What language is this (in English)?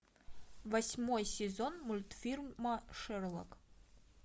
Russian